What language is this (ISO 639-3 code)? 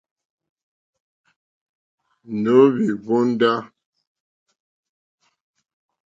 bri